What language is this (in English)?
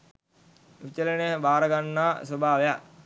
Sinhala